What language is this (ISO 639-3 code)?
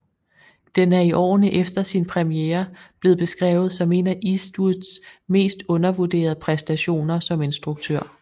dan